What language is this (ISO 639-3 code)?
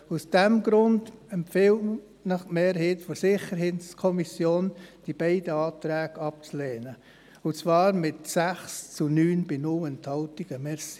gsw